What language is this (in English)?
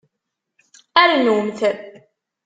Kabyle